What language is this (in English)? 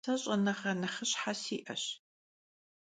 Kabardian